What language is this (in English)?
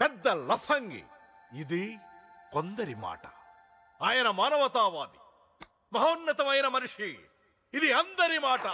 Telugu